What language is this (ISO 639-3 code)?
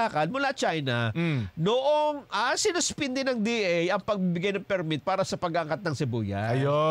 fil